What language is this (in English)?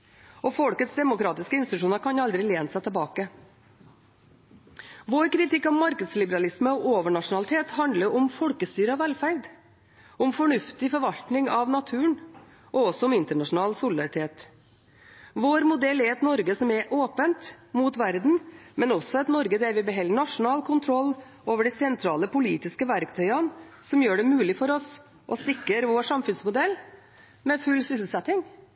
Norwegian Bokmål